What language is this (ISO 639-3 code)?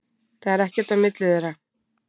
isl